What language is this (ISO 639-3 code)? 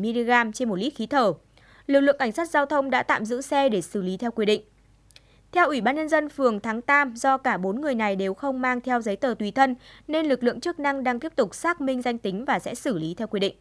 vie